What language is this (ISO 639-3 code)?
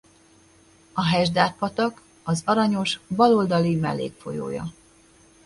hun